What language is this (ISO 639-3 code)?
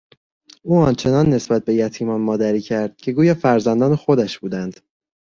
fas